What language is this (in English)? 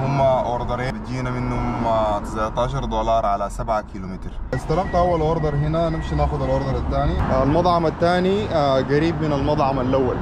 Arabic